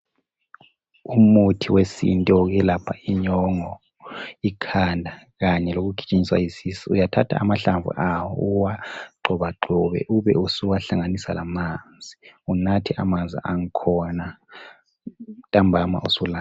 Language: North Ndebele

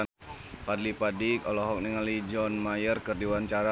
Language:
Sundanese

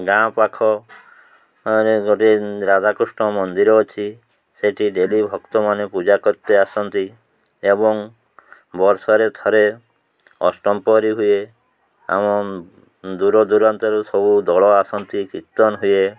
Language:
Odia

